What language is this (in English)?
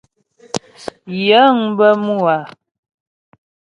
Ghomala